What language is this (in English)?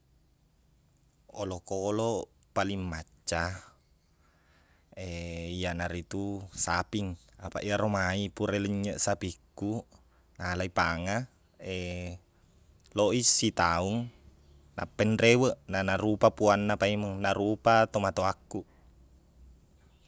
Buginese